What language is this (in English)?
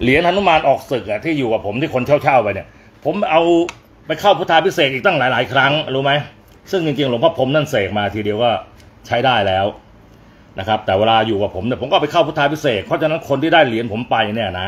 Thai